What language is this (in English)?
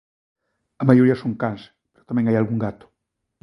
Galician